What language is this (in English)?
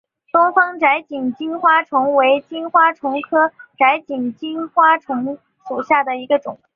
Chinese